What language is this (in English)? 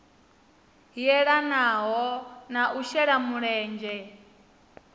Venda